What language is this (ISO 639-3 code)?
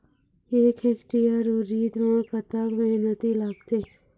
hne